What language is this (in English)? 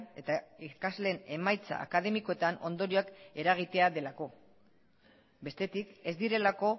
Basque